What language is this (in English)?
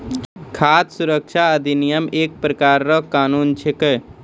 Maithili